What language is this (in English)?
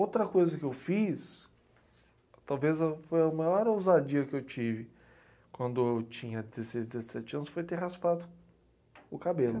Portuguese